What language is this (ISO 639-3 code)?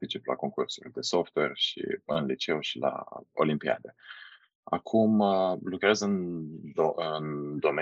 ron